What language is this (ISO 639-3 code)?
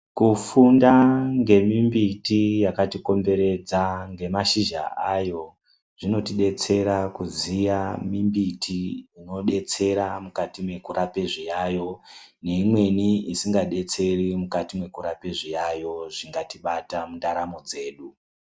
ndc